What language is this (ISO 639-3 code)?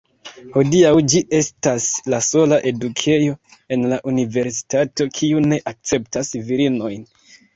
epo